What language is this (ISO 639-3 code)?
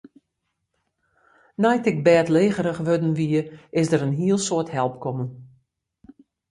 fry